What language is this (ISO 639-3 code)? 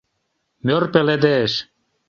chm